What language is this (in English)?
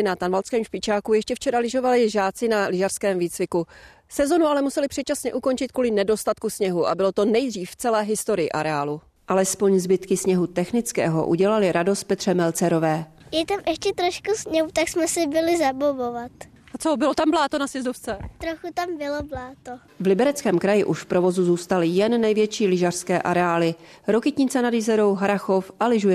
Czech